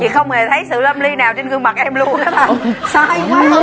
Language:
Vietnamese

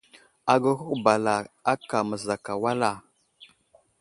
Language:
Wuzlam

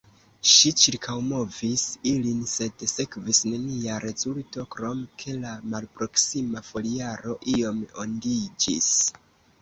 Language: Esperanto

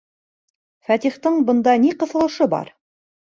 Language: Bashkir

